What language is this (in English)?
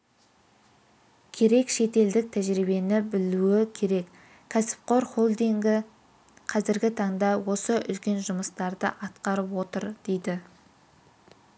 Kazakh